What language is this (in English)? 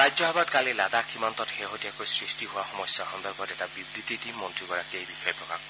Assamese